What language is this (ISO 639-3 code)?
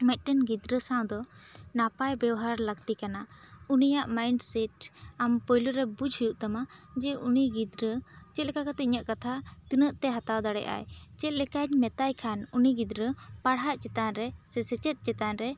sat